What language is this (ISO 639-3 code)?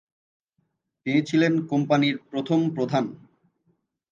ben